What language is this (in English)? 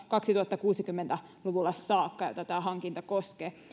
Finnish